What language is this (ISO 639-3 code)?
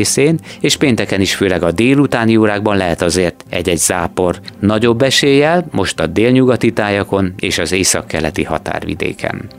hun